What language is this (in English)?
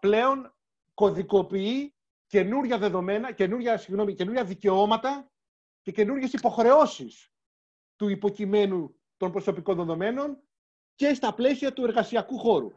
Greek